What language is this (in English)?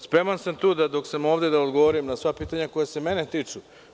Serbian